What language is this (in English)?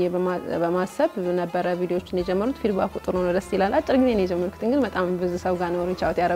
Arabic